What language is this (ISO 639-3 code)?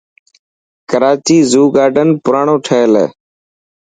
mki